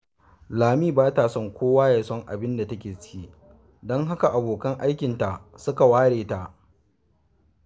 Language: Hausa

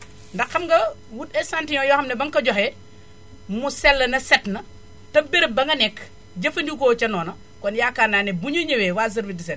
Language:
Wolof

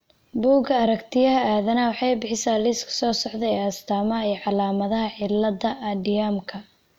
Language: Somali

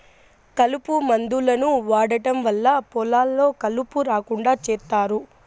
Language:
Telugu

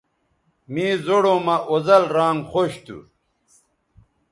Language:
Bateri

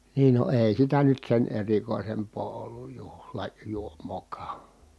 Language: Finnish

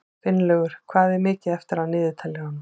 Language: Icelandic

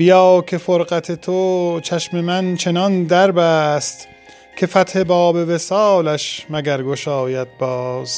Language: Persian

